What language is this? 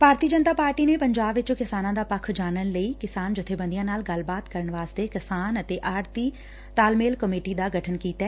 Punjabi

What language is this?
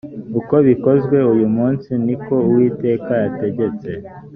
Kinyarwanda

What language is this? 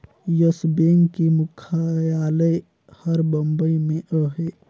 Chhattisgarhi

